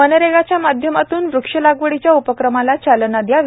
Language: Marathi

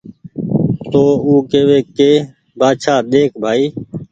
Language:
Goaria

